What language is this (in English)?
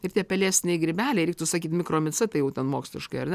Lithuanian